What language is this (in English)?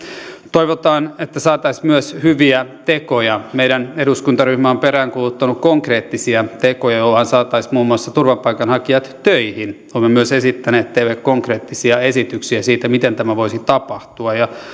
Finnish